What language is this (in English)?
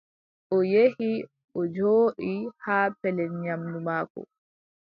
Adamawa Fulfulde